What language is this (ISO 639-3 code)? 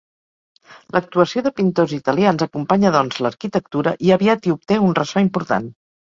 cat